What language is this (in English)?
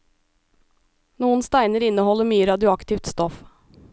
Norwegian